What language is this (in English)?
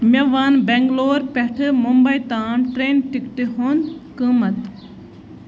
Kashmiri